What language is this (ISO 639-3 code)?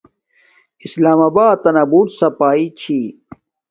dmk